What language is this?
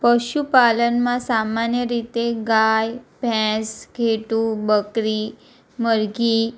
Gujarati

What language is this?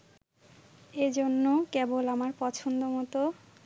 Bangla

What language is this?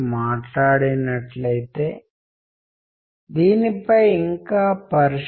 Telugu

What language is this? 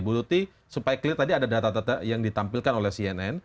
Indonesian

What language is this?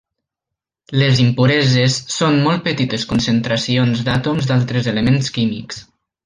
Catalan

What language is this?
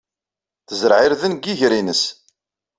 Kabyle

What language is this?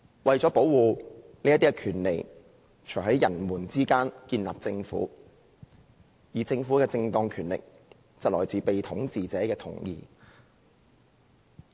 Cantonese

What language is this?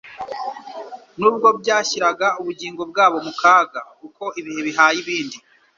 Kinyarwanda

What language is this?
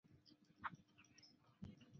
Chinese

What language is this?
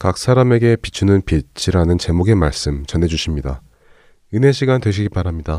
Korean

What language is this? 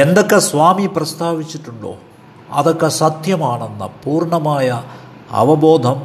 Malayalam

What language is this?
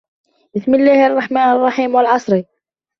Arabic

